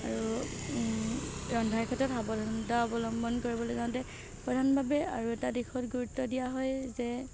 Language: Assamese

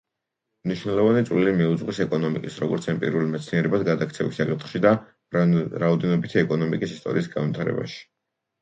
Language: Georgian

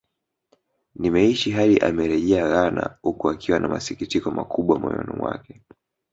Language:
Swahili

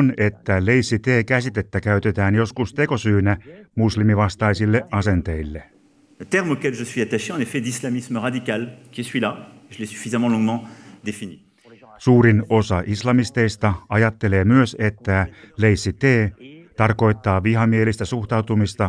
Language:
Finnish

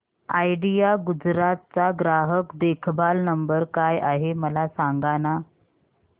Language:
Marathi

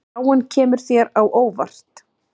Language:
Icelandic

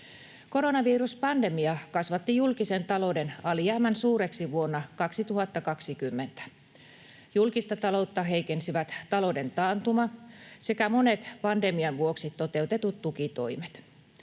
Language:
Finnish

